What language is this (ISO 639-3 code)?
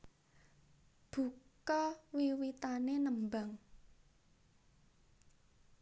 jav